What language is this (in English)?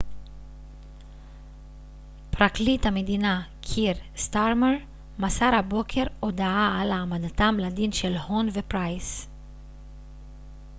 Hebrew